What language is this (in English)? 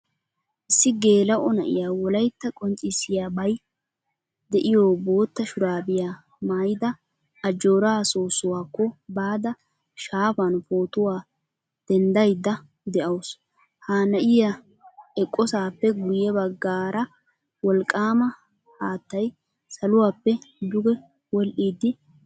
Wolaytta